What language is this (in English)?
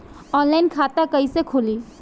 Bhojpuri